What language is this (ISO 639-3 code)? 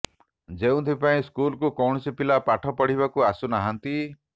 ori